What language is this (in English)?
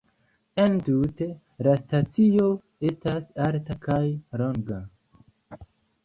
Esperanto